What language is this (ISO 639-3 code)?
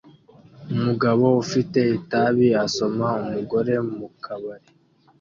kin